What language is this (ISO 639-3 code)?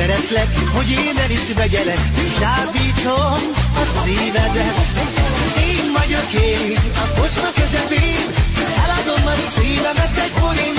hun